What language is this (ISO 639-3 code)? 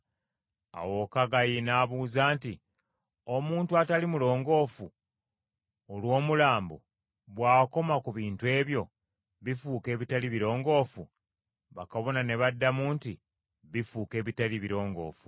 lug